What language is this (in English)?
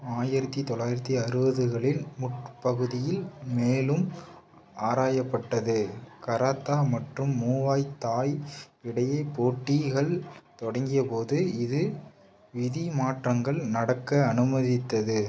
Tamil